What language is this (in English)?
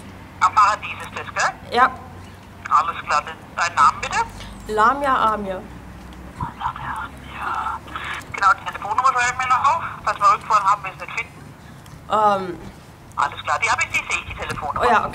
German